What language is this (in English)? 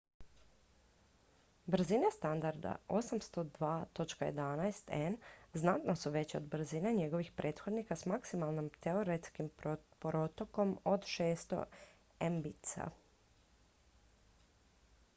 Croatian